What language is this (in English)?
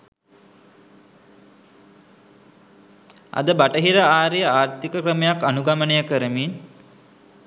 Sinhala